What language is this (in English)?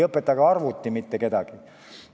Estonian